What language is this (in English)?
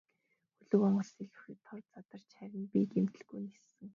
Mongolian